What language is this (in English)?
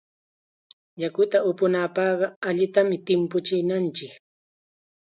Chiquián Ancash Quechua